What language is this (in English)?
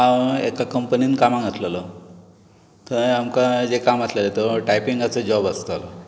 Konkani